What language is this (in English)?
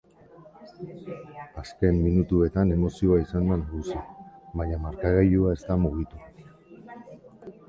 Basque